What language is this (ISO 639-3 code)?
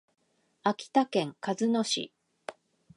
jpn